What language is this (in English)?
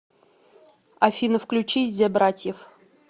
Russian